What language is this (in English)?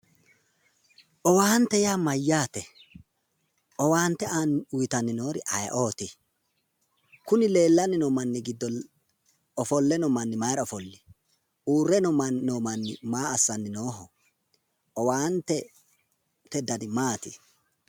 Sidamo